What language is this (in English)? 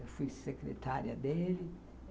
Portuguese